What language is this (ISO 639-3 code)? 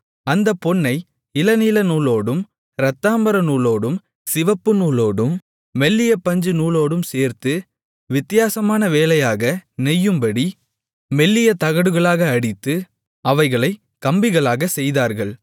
tam